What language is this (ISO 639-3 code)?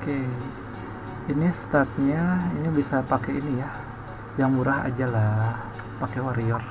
ind